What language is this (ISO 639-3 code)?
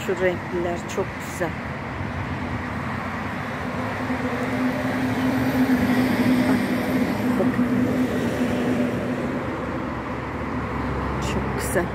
tur